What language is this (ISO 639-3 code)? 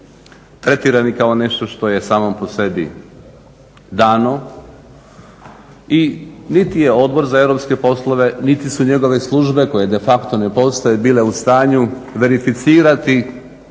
hrv